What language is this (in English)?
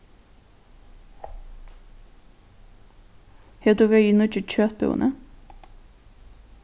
Faroese